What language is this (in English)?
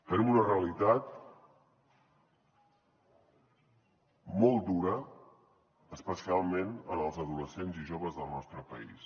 Catalan